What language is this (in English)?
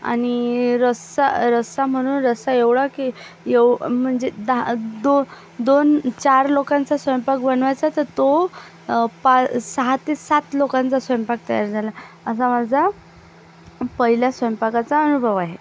Marathi